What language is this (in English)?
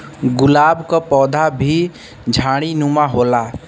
Bhojpuri